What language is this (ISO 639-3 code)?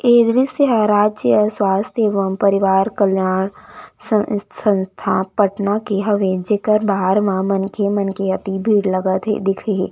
hne